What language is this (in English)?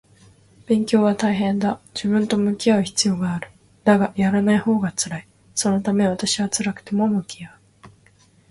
Japanese